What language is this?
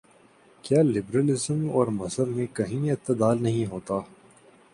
Urdu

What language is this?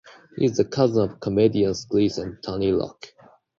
English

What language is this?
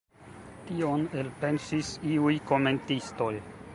Esperanto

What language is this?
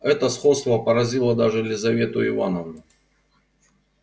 Russian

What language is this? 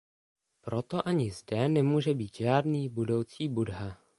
Czech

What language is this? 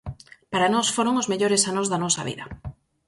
Galician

